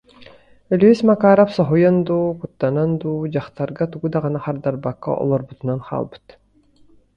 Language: Yakut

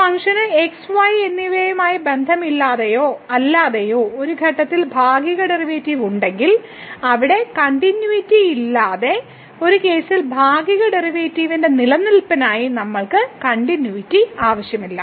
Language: Malayalam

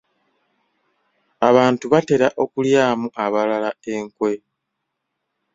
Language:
Ganda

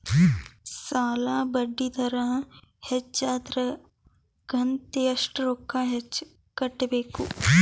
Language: Kannada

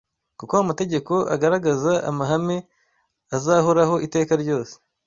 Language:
Kinyarwanda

